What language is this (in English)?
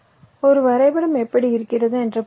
Tamil